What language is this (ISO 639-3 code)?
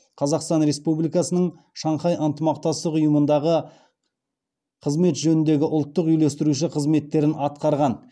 kaz